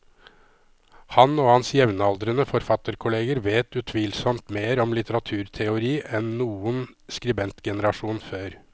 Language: Norwegian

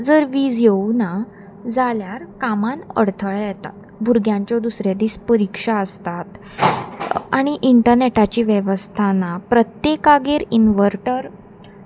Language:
Konkani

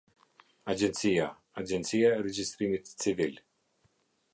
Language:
Albanian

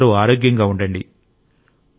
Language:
Telugu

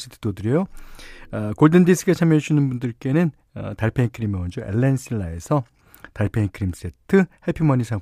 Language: Korean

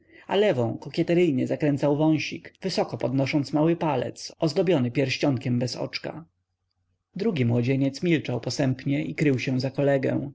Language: Polish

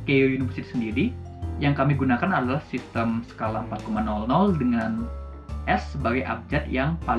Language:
Indonesian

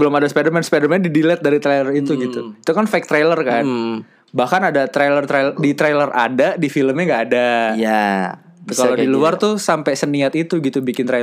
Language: Indonesian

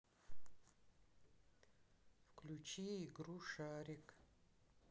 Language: Russian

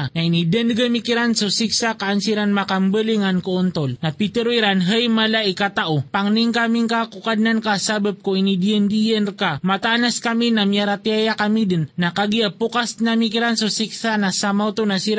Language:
Filipino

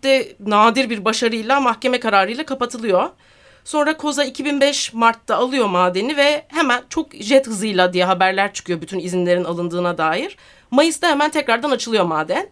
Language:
Turkish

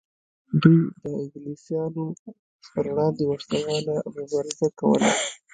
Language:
Pashto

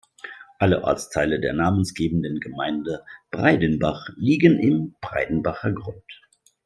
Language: German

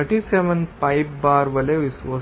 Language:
Telugu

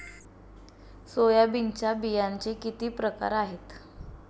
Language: Marathi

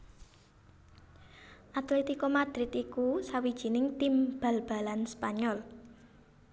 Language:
Javanese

